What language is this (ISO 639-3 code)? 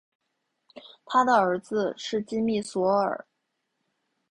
zho